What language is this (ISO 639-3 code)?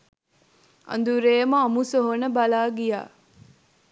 sin